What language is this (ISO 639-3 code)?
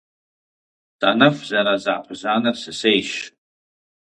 kbd